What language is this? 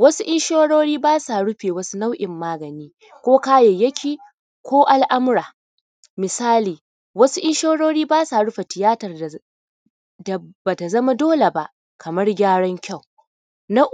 Hausa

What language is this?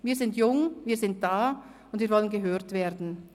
Swiss German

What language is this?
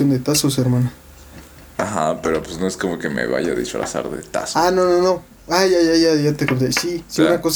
Spanish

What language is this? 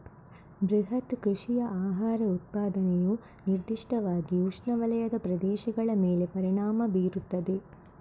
Kannada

